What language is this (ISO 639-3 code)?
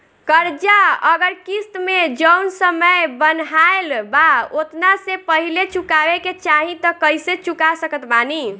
bho